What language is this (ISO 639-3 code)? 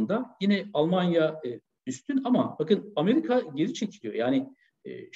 tur